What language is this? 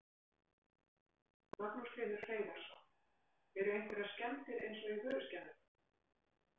Icelandic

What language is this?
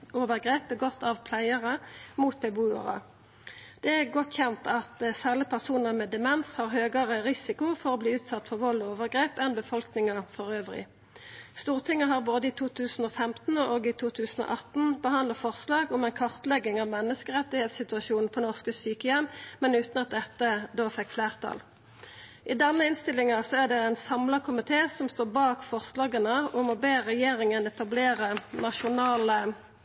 Norwegian Nynorsk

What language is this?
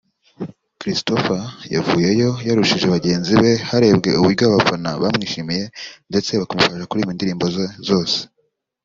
Kinyarwanda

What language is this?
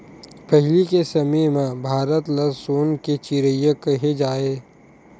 Chhattisgarhi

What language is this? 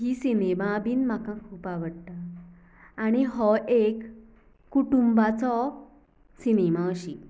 Konkani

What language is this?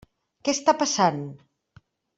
Catalan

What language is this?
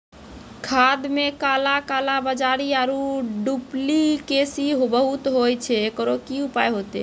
Maithili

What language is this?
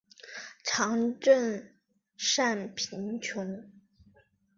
Chinese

